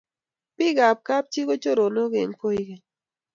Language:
Kalenjin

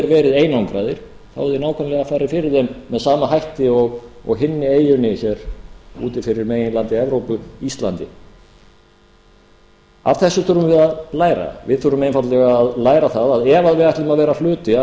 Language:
Icelandic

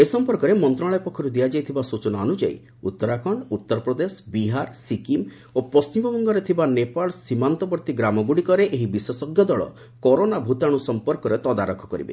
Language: Odia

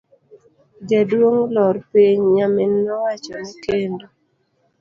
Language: Luo (Kenya and Tanzania)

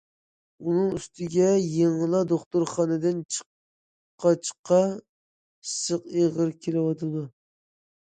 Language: Uyghur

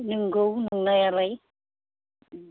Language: Bodo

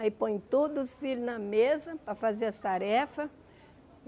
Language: Portuguese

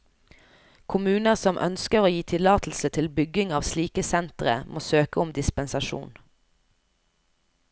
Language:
Norwegian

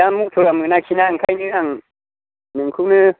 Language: Bodo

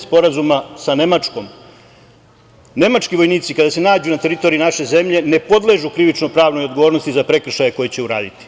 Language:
Serbian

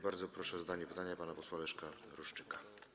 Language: Polish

